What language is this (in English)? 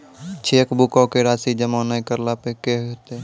Maithili